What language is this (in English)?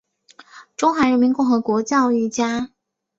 Chinese